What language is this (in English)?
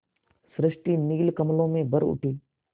Hindi